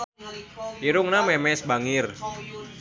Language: Sundanese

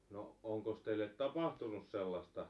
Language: Finnish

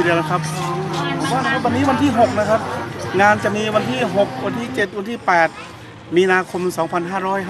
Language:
Thai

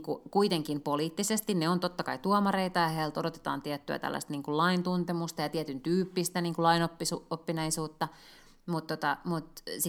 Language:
Finnish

